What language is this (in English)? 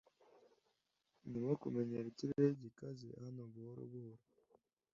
Kinyarwanda